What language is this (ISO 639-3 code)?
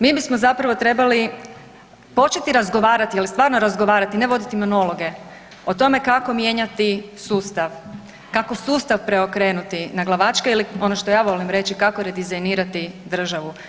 hrv